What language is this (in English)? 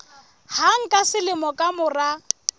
Southern Sotho